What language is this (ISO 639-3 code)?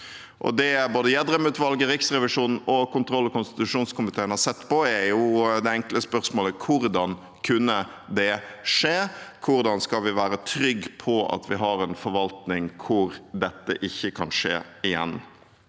nor